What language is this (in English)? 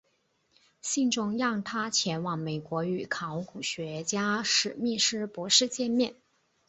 Chinese